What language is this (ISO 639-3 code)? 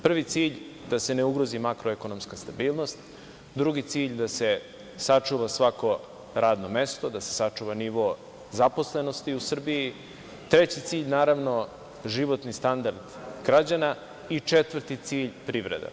srp